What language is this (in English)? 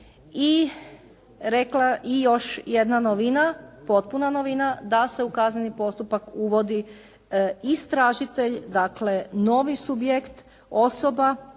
Croatian